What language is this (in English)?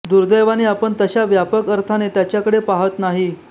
Marathi